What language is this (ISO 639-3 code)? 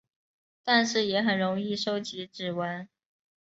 zho